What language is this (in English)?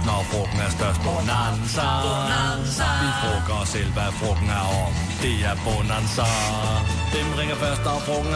Swedish